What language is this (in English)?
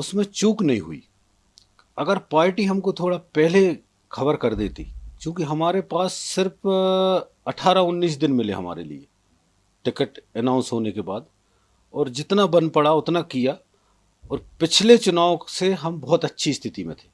Hindi